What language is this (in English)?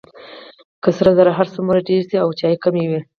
Pashto